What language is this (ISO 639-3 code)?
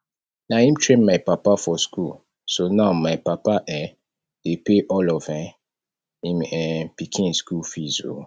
pcm